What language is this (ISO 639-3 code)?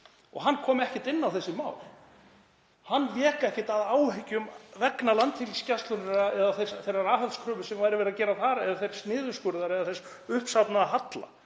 isl